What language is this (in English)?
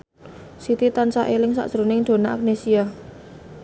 Javanese